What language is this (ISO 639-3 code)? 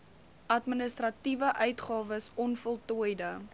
afr